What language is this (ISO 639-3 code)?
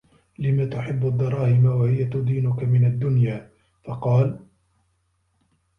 ara